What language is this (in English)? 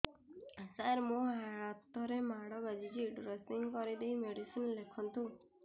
Odia